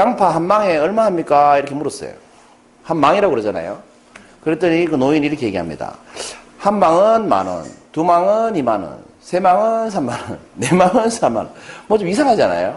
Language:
Korean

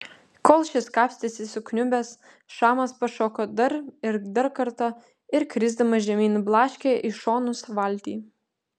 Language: Lithuanian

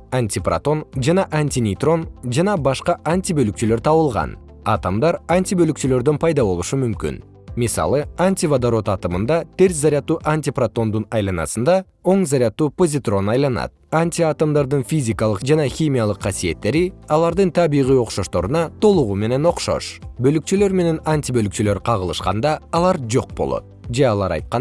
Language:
Kyrgyz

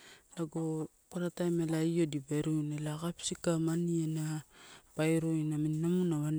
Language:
Torau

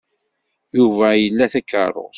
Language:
Kabyle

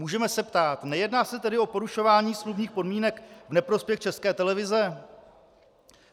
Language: Czech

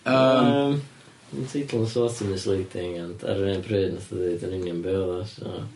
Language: Welsh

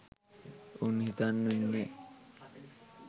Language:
Sinhala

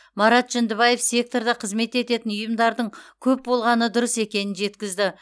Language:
Kazakh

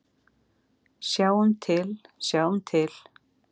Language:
Icelandic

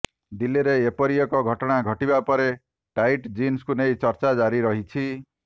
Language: Odia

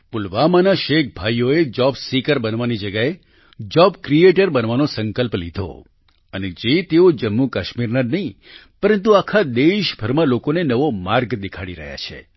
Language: Gujarati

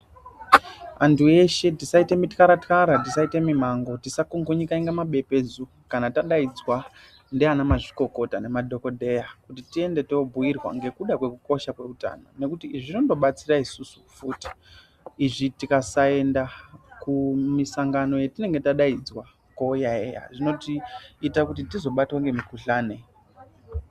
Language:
Ndau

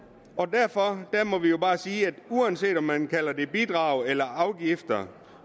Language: Danish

